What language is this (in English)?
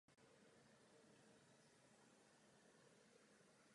Czech